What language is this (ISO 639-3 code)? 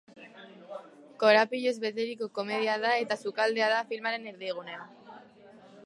eus